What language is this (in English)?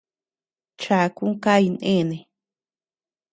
Tepeuxila Cuicatec